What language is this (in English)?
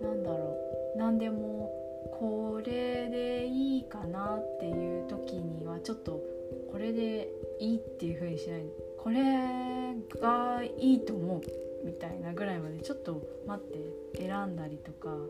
Japanese